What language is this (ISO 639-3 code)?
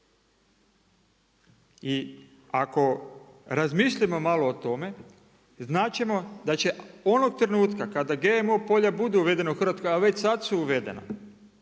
hrv